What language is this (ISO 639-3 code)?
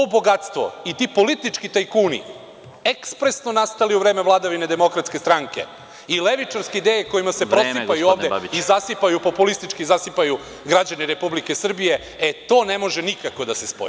srp